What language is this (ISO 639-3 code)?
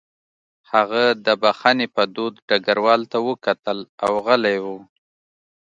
pus